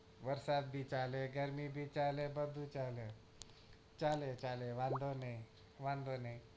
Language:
Gujarati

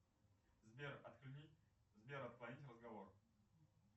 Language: Russian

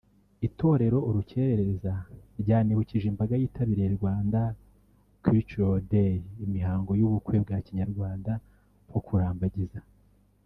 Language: Kinyarwanda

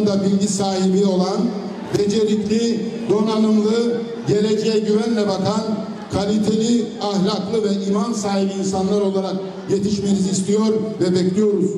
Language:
Turkish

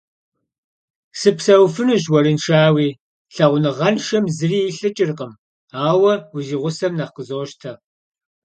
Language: Kabardian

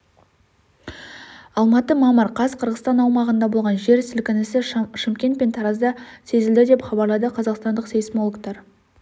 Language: Kazakh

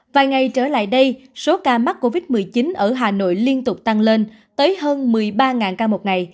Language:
Vietnamese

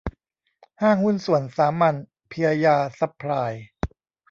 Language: Thai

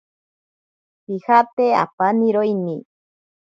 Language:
Ashéninka Perené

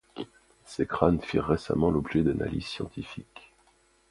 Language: French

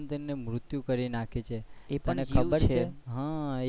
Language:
Gujarati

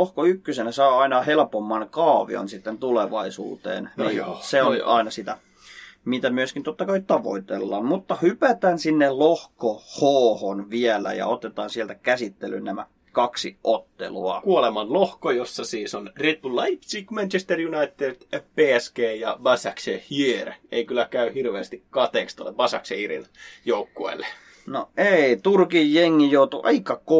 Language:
Finnish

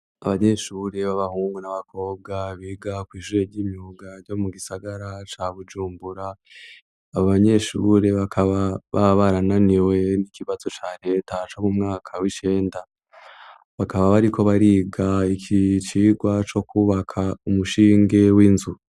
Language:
Rundi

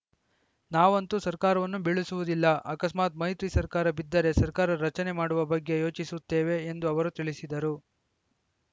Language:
Kannada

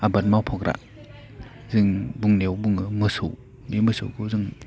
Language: Bodo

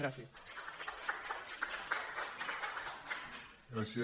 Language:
Catalan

